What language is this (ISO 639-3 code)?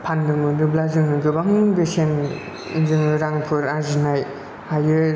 brx